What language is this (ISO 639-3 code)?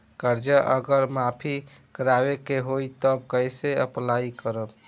bho